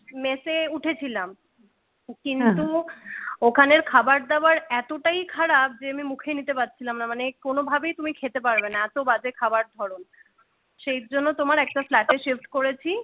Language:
Bangla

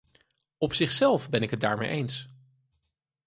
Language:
Dutch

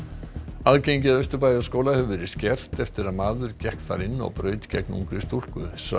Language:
Icelandic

